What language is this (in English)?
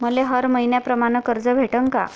Marathi